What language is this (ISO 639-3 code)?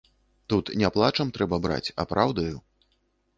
bel